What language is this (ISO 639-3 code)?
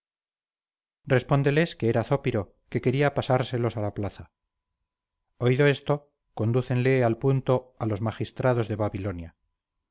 spa